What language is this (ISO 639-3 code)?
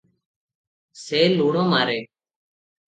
ori